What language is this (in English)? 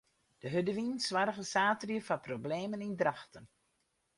Western Frisian